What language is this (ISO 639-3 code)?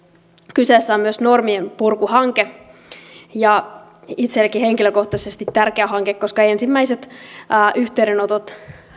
fin